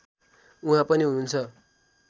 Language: Nepali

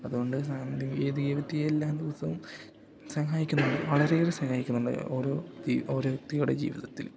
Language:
Malayalam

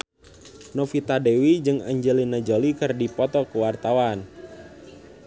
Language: Sundanese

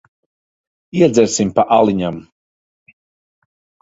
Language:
Latvian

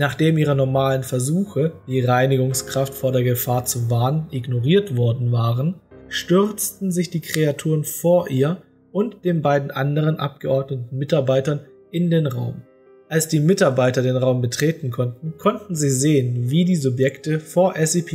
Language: German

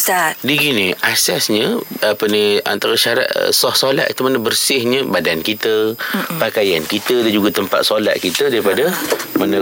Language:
Malay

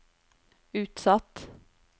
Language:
Norwegian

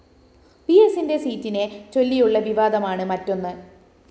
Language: Malayalam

